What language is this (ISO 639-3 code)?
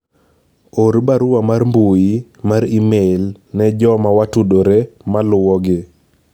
luo